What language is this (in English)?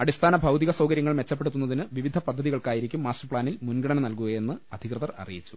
Malayalam